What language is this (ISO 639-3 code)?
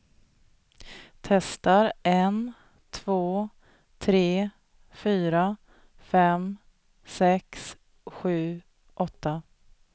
swe